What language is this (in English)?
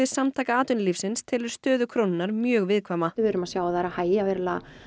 Icelandic